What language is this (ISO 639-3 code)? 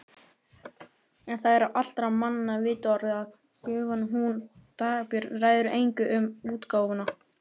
isl